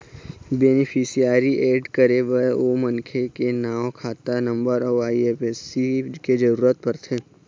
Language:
Chhattisgarhi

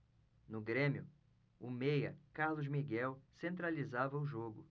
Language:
Portuguese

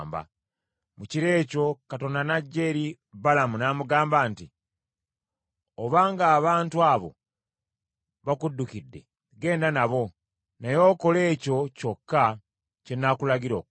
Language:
Ganda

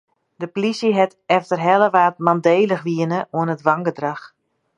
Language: Western Frisian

